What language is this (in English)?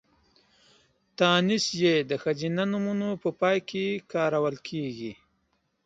Pashto